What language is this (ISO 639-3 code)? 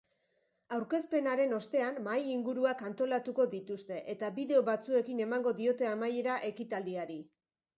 eus